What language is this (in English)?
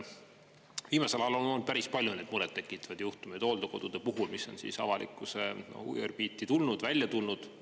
Estonian